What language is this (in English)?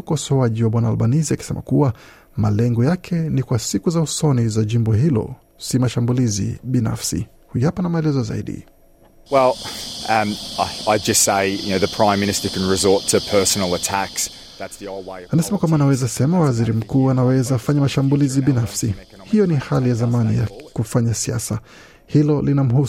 Swahili